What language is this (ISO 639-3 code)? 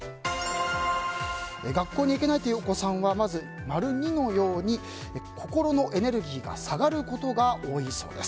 jpn